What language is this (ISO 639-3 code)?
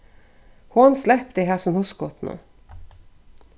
fao